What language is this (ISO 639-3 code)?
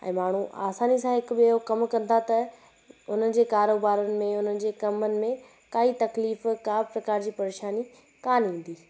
snd